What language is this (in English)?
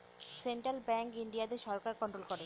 Bangla